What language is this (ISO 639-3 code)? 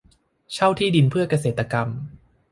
tha